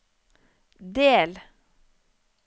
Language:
Norwegian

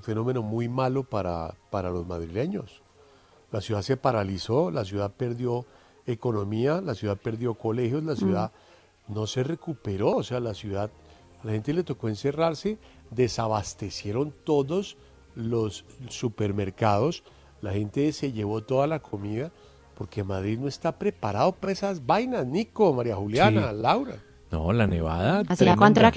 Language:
Spanish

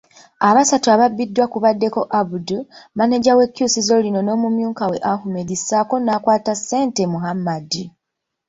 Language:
Ganda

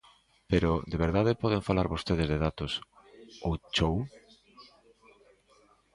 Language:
Galician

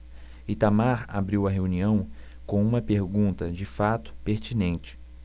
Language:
Portuguese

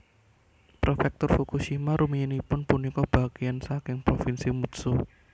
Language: Javanese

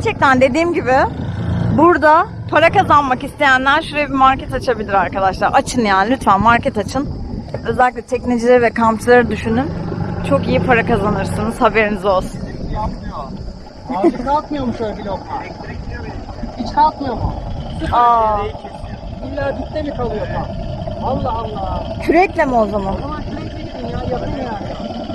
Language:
Turkish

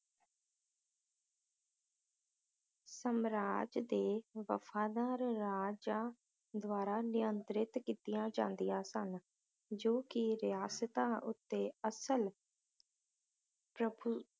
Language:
Punjabi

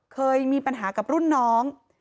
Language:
Thai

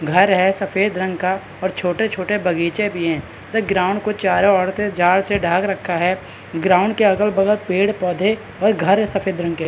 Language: Hindi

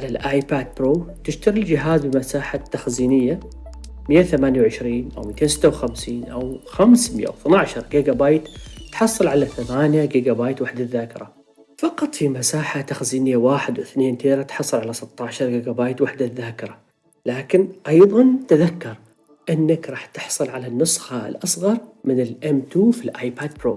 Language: Arabic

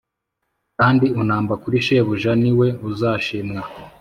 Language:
Kinyarwanda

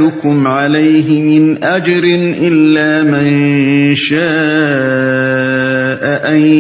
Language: Urdu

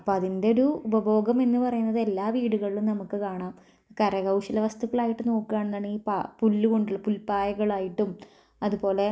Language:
Malayalam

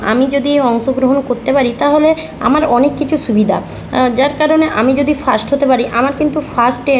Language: Bangla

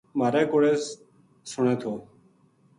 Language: Gujari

